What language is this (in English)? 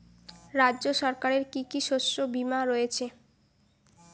Bangla